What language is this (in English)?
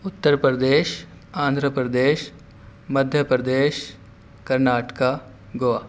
Urdu